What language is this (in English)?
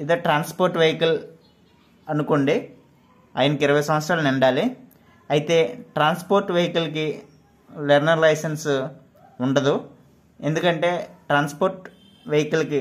Telugu